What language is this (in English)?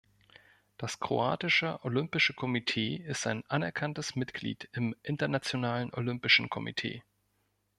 German